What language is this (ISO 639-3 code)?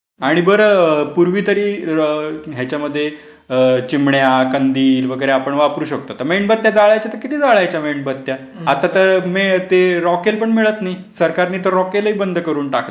mar